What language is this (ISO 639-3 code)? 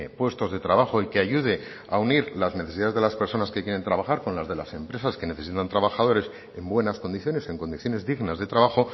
spa